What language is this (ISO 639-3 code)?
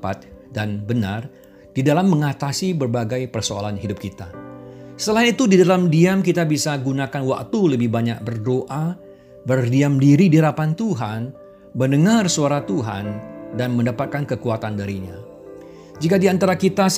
ind